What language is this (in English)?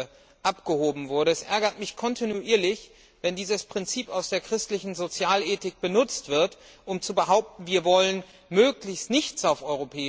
German